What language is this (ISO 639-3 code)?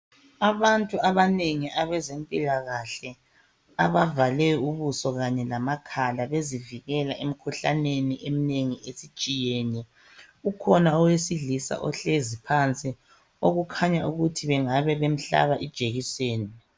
nde